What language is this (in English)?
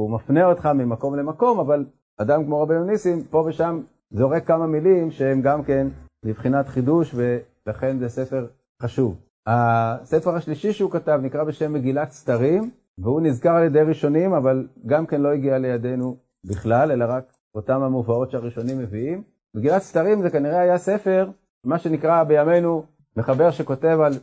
Hebrew